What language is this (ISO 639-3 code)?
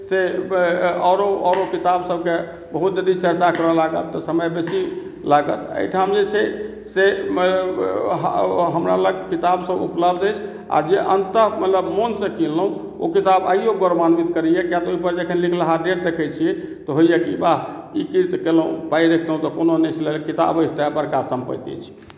mai